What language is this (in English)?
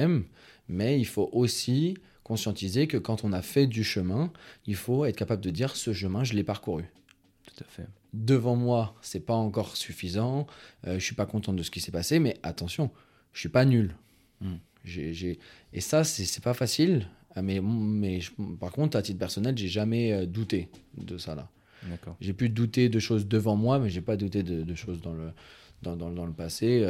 French